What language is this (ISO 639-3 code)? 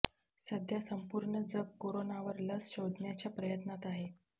mar